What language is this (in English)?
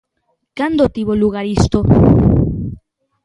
Galician